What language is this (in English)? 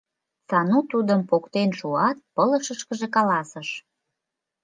Mari